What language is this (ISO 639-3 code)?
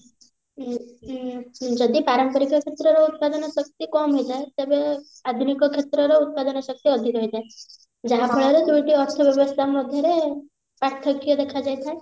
ori